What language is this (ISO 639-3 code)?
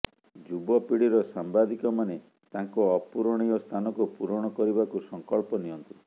ori